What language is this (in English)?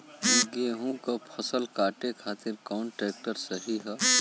Bhojpuri